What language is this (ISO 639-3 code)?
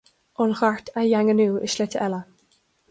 gle